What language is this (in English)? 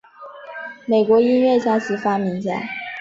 Chinese